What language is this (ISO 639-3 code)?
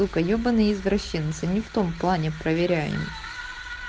rus